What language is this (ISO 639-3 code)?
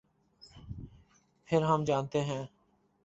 urd